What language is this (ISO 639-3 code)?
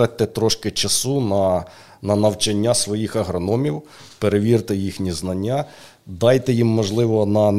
ukr